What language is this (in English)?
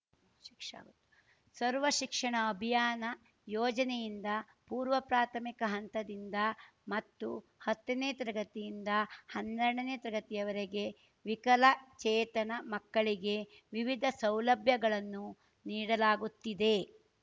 Kannada